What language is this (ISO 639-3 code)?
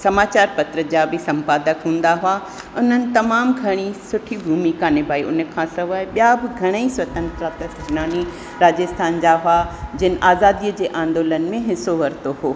snd